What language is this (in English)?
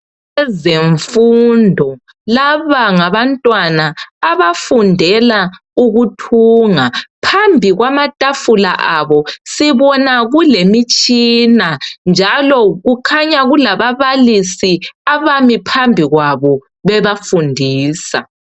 North Ndebele